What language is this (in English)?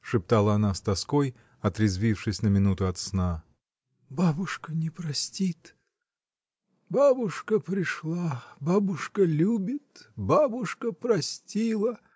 Russian